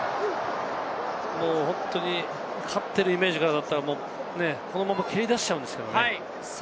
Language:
Japanese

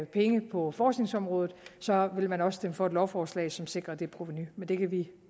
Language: Danish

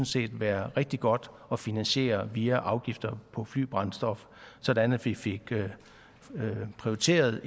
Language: Danish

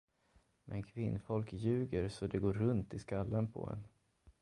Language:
Swedish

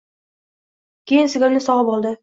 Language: Uzbek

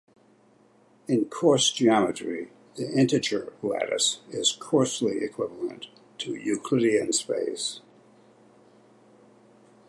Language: English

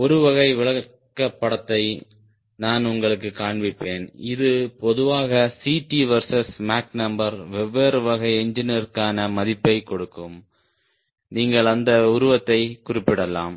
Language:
Tamil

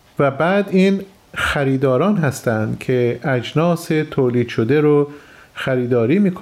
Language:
Persian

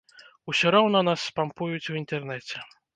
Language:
Belarusian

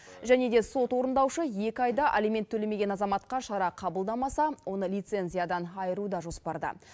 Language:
Kazakh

